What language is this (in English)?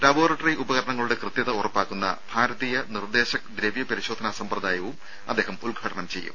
Malayalam